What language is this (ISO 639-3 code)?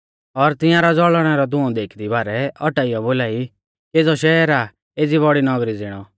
bfz